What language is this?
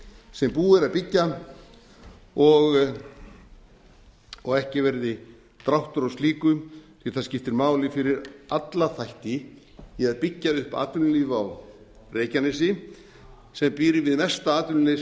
Icelandic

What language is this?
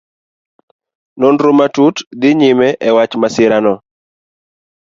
Luo (Kenya and Tanzania)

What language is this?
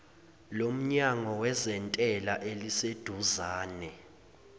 Zulu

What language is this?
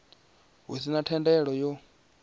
Venda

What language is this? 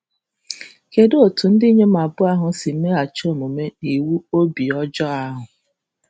Igbo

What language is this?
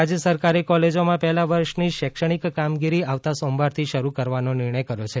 Gujarati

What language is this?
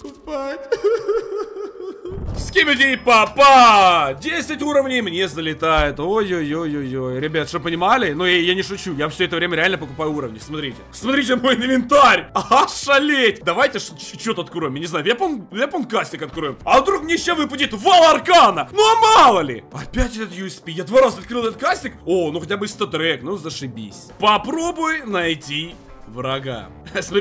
Russian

